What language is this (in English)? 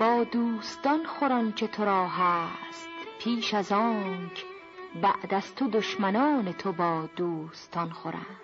Persian